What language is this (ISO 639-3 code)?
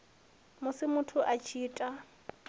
ven